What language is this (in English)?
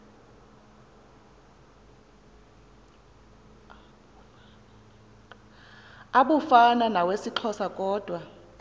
Xhosa